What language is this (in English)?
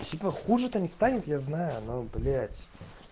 Russian